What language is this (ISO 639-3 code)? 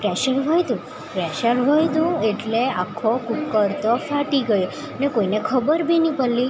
guj